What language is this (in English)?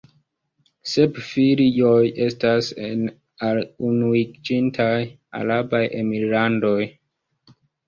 Esperanto